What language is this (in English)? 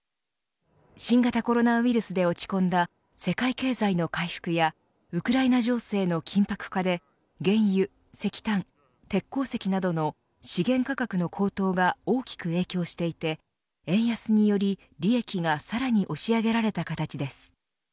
Japanese